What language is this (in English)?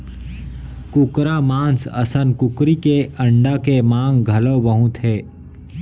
Chhattisgarhi